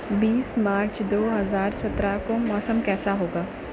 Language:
Urdu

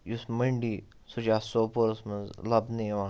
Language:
Kashmiri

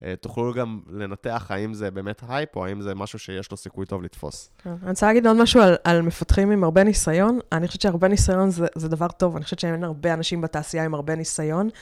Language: Hebrew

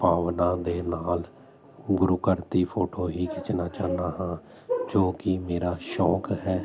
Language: Punjabi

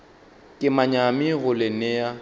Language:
Northern Sotho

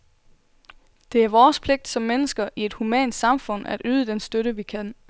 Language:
Danish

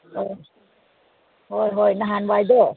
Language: Manipuri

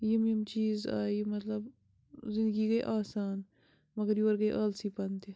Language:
Kashmiri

